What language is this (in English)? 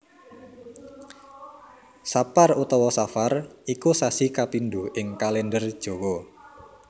Javanese